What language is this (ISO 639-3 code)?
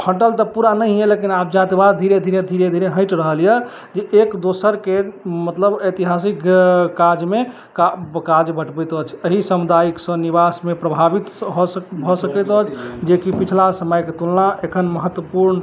mai